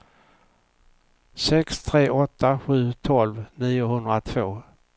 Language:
Swedish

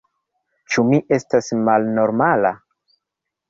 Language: Esperanto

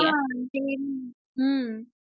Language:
Tamil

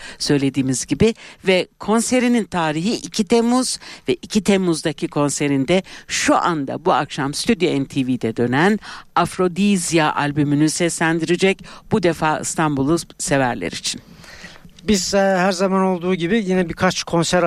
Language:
Turkish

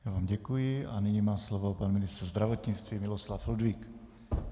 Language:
Czech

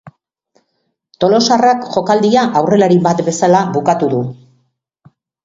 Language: Basque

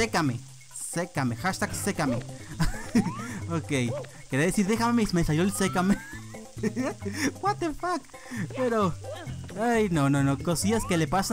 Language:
Spanish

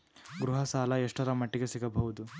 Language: Kannada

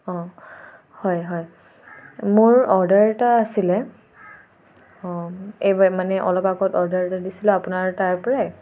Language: Assamese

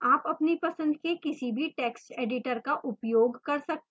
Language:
Hindi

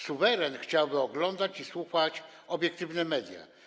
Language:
Polish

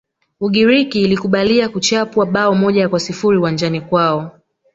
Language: Swahili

